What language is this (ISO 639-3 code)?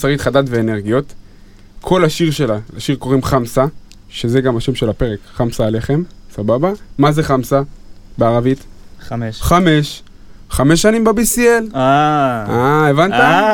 heb